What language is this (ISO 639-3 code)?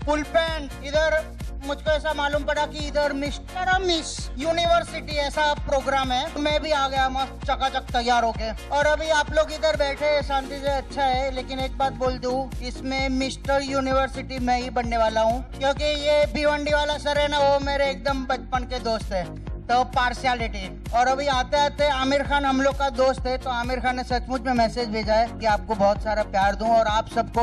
hin